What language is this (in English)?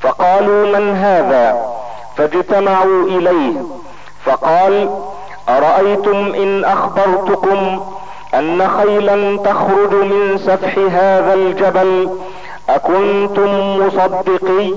Arabic